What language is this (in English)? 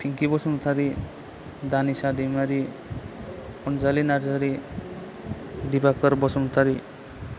Bodo